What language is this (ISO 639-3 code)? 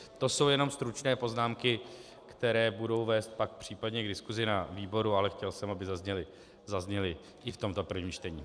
ces